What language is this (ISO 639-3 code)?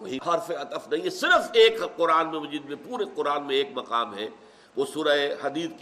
urd